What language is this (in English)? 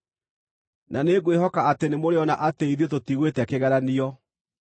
Kikuyu